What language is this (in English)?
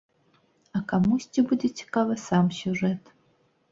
Belarusian